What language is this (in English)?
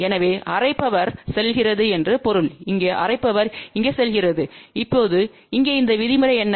Tamil